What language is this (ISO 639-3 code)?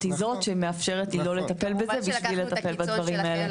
heb